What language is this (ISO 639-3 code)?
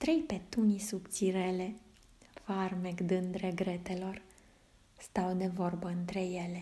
ron